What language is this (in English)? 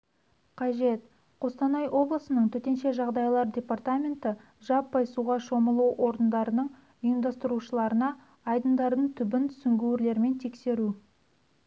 Kazakh